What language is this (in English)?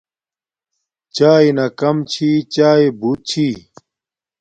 Domaaki